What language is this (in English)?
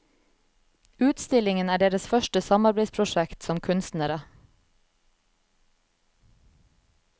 Norwegian